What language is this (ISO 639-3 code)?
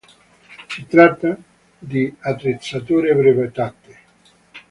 ita